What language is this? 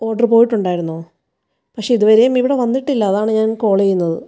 Malayalam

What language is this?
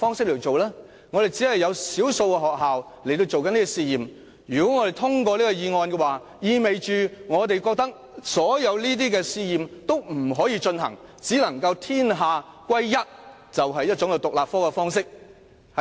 Cantonese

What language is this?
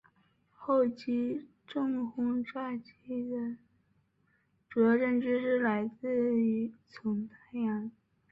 Chinese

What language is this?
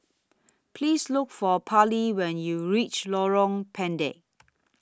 English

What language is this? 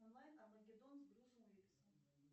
Russian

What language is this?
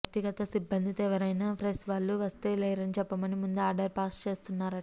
Telugu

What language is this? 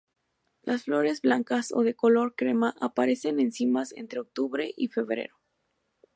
Spanish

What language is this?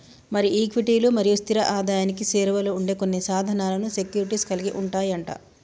Telugu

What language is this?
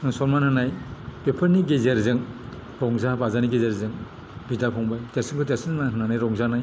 Bodo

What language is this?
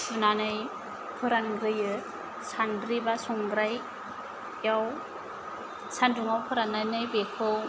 Bodo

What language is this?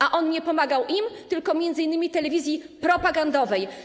Polish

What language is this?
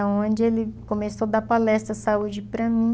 Portuguese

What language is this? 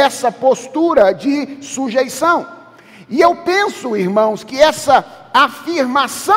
Portuguese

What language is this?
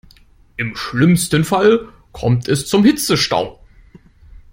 German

